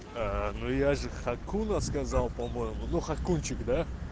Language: Russian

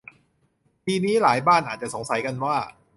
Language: Thai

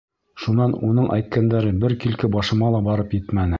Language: Bashkir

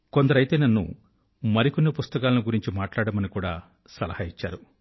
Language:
Telugu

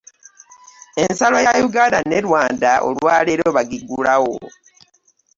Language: Ganda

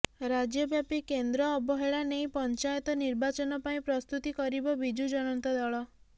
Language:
Odia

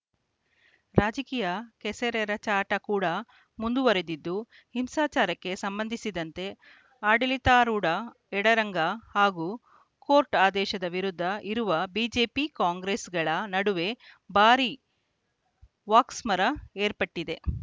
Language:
Kannada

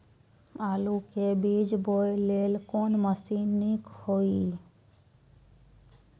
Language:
Maithili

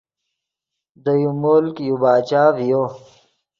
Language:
Yidgha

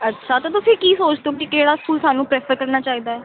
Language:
Punjabi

